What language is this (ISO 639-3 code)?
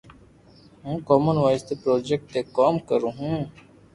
lrk